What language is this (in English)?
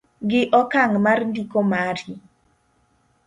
Luo (Kenya and Tanzania)